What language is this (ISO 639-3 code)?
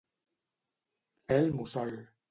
cat